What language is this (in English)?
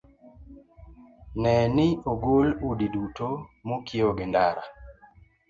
Luo (Kenya and Tanzania)